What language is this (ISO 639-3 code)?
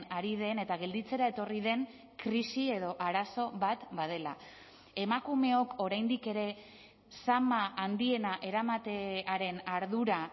eus